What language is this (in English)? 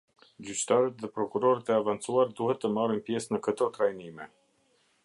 Albanian